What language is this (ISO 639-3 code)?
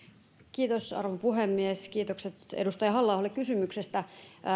fin